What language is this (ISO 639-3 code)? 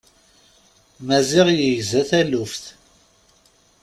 kab